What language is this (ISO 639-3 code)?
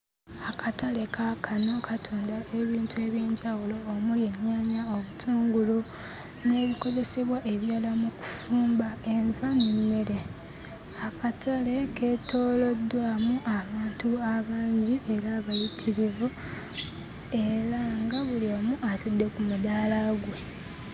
lug